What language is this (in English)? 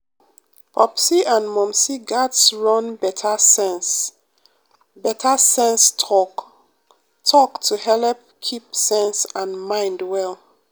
Nigerian Pidgin